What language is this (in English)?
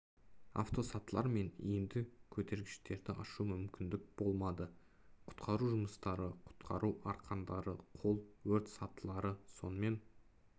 Kazakh